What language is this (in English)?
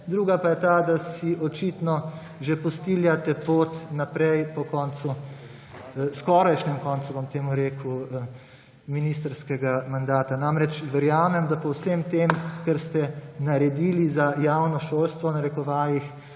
Slovenian